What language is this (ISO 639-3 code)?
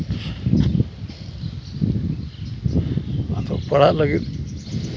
sat